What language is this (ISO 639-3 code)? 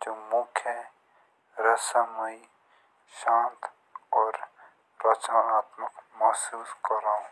jns